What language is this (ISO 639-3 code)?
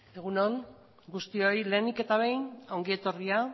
eus